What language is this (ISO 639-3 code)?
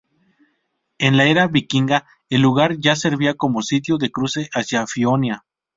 spa